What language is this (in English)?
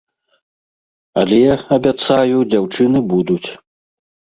Belarusian